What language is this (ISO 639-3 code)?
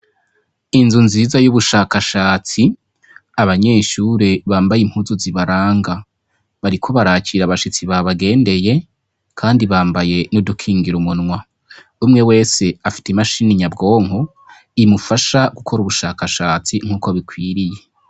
run